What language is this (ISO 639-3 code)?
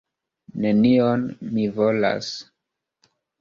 epo